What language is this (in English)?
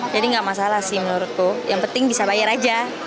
Indonesian